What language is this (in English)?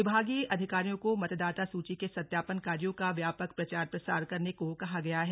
Hindi